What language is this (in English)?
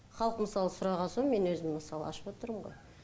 Kazakh